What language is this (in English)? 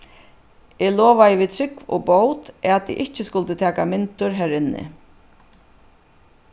Faroese